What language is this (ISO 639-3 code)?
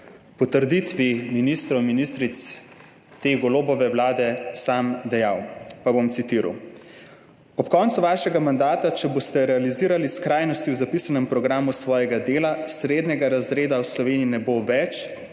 slv